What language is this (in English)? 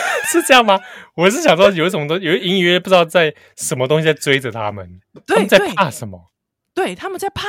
Chinese